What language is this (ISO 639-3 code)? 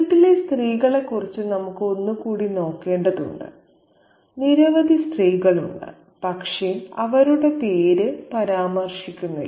mal